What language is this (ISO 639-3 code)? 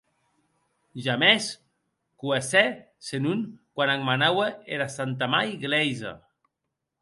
oci